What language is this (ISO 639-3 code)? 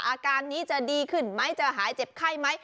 tha